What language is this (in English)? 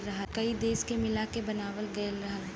Bhojpuri